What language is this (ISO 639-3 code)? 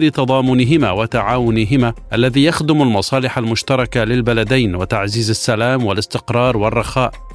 ara